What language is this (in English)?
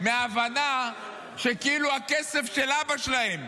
Hebrew